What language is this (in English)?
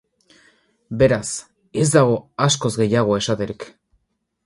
Basque